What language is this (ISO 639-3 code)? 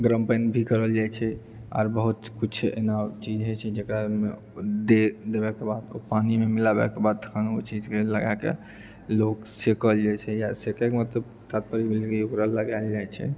mai